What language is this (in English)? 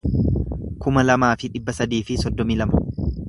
Oromo